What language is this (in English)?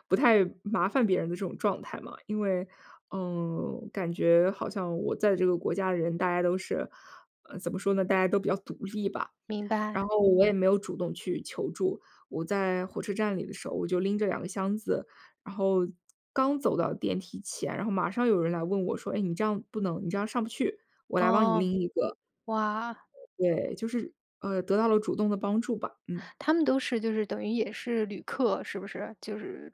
Chinese